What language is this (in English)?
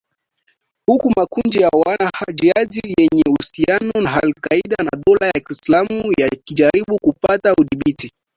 Swahili